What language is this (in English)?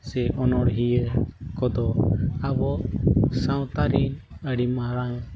Santali